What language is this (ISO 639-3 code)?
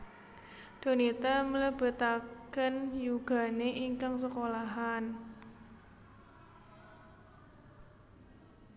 jav